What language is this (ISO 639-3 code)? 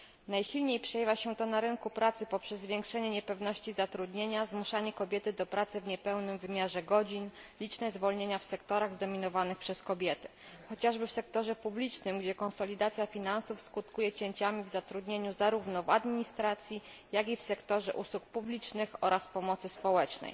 pol